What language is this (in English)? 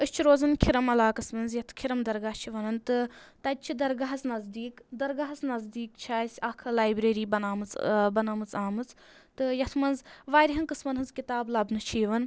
Kashmiri